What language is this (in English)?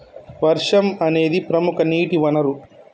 Telugu